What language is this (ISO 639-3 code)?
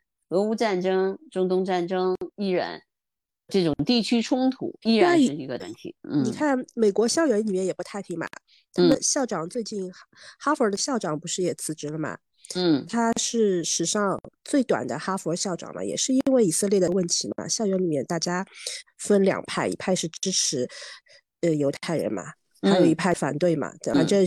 zho